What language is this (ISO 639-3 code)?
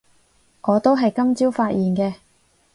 yue